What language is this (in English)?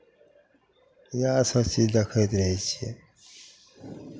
Maithili